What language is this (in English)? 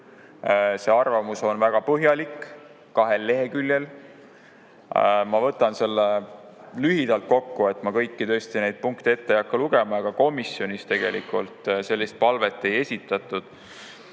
Estonian